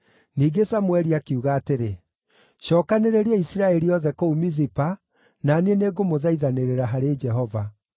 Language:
Kikuyu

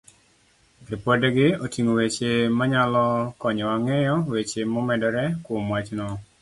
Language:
Luo (Kenya and Tanzania)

